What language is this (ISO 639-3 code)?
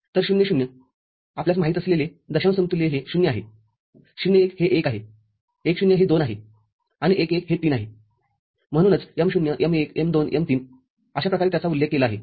mar